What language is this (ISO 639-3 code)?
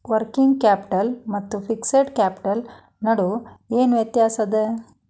kan